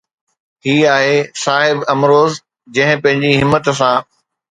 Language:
Sindhi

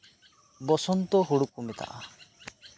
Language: Santali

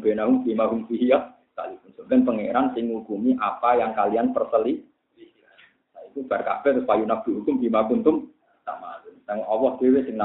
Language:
Indonesian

